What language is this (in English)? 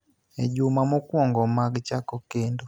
Luo (Kenya and Tanzania)